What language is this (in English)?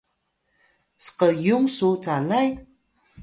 Atayal